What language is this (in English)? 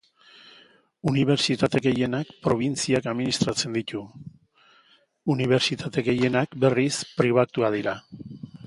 Basque